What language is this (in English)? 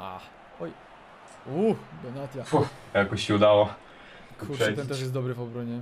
Polish